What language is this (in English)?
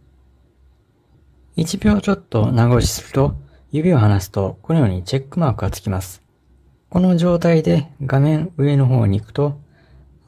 Japanese